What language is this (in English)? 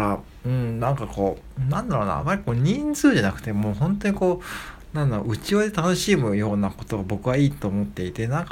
Japanese